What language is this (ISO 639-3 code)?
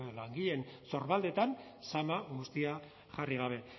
eus